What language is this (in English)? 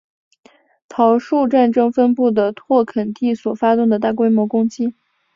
Chinese